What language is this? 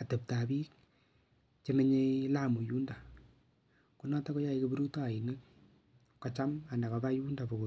Kalenjin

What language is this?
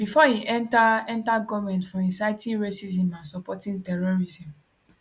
Nigerian Pidgin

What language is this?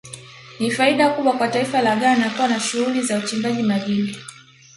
Swahili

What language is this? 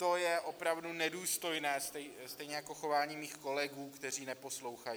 Czech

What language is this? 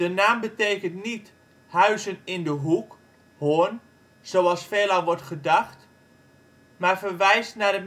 Dutch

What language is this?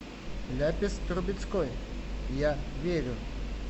Russian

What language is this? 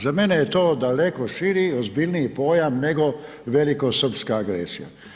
Croatian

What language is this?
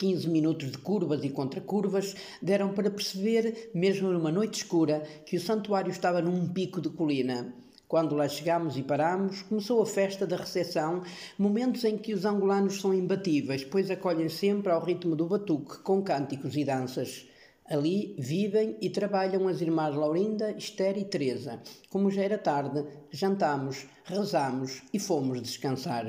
Portuguese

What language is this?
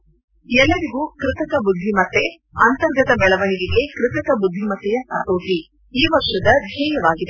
Kannada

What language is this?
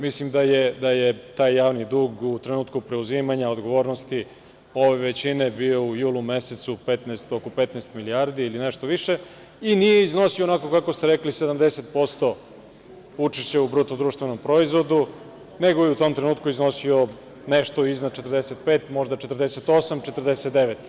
Serbian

